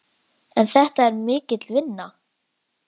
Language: Icelandic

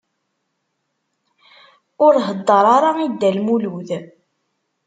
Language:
Kabyle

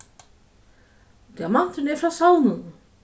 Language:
Faroese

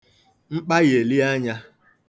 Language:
Igbo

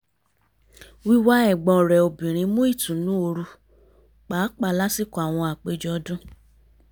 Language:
Yoruba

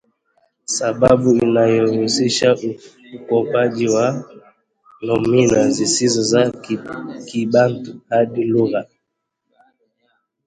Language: Swahili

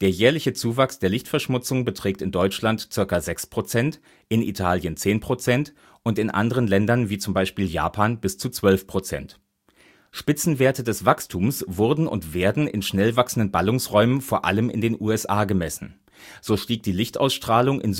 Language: German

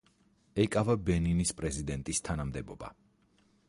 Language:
Georgian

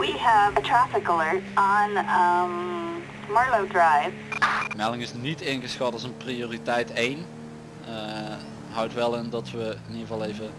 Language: Dutch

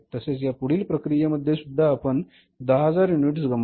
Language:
Marathi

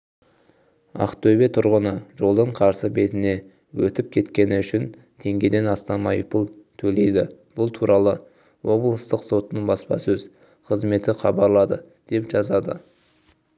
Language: Kazakh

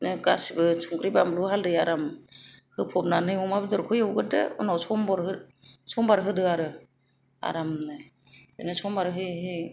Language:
Bodo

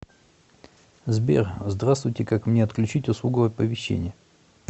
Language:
Russian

